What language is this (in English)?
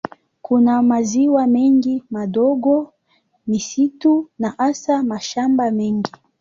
Swahili